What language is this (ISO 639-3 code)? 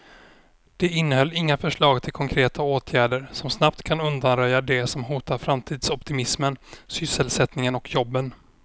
swe